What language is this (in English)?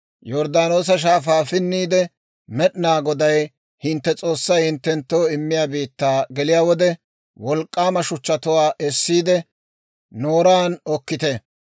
Dawro